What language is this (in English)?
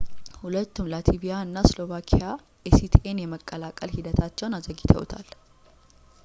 Amharic